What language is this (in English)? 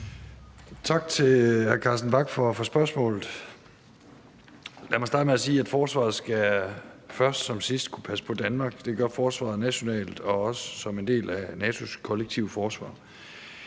Danish